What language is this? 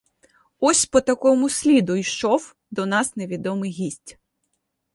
Ukrainian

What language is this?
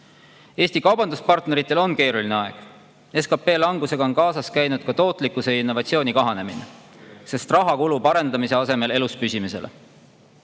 Estonian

